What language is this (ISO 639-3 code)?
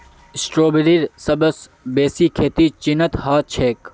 mag